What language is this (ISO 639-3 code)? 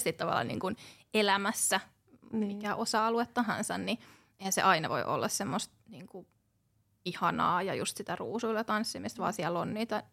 fin